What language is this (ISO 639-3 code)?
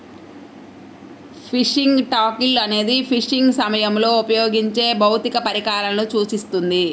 tel